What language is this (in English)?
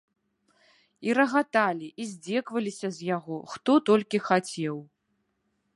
Belarusian